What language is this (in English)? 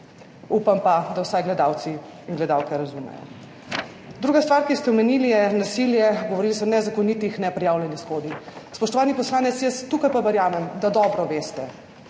Slovenian